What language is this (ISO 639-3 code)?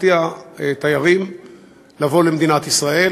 heb